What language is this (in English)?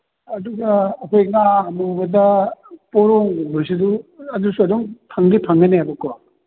Manipuri